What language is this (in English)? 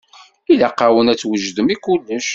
Kabyle